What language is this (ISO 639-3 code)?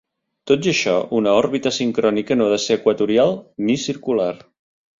cat